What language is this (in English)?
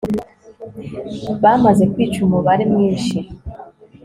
Kinyarwanda